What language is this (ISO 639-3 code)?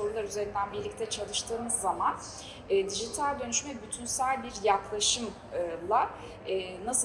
tur